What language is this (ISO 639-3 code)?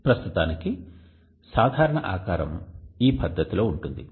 tel